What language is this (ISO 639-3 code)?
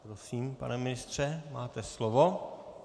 ces